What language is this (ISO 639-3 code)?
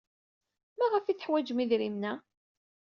kab